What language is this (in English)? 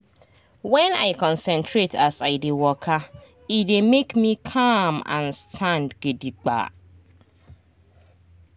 Nigerian Pidgin